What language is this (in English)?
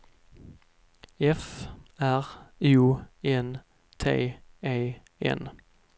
Swedish